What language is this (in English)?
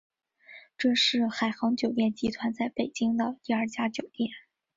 Chinese